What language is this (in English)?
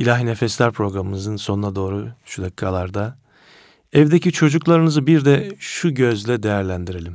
Turkish